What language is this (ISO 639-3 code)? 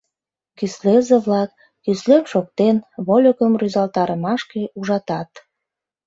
chm